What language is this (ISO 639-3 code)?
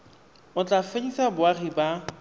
tsn